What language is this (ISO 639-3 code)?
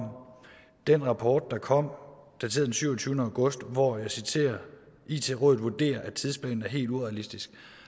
dan